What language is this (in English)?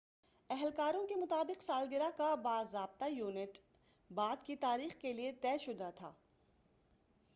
Urdu